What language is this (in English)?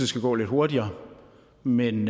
Danish